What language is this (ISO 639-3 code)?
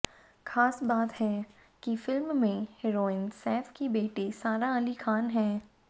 hin